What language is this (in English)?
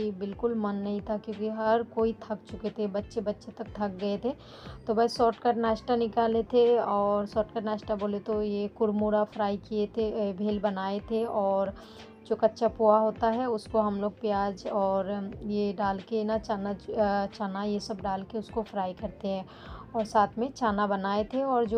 Hindi